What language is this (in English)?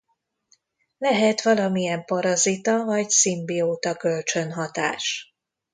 Hungarian